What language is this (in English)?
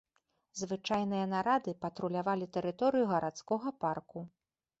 Belarusian